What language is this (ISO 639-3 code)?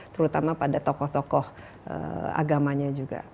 ind